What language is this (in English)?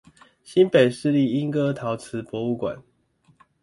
Chinese